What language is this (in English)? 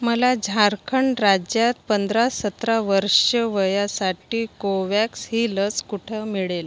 Marathi